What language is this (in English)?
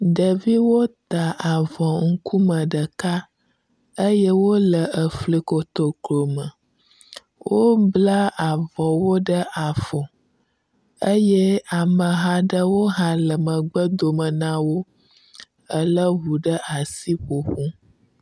Ewe